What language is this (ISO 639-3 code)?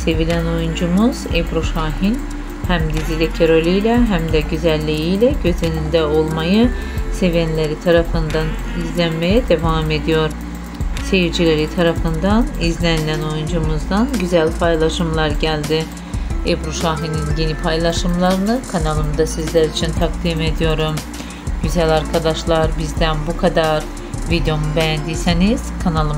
tur